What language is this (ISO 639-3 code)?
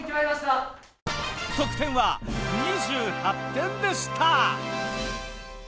jpn